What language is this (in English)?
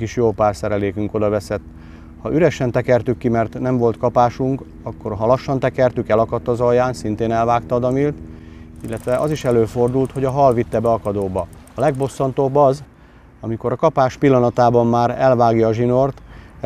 Hungarian